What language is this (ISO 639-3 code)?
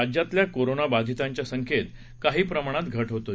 mar